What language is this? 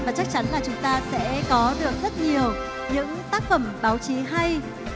Vietnamese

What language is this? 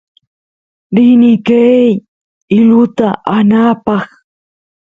Santiago del Estero Quichua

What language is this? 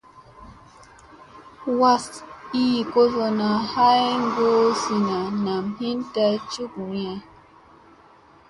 Musey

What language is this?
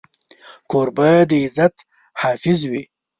Pashto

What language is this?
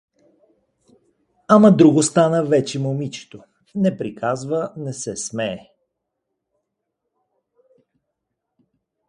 Bulgarian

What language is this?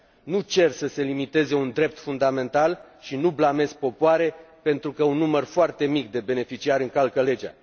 Romanian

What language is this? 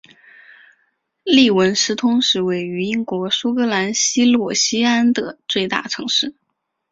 Chinese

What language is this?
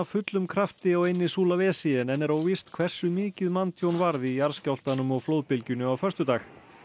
Icelandic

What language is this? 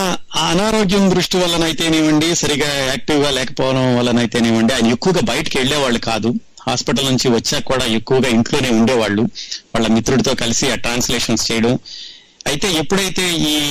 Telugu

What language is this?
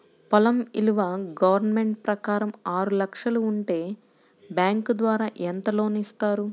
Telugu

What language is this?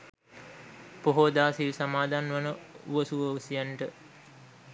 Sinhala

